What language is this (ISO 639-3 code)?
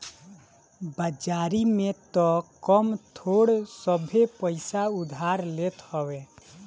bho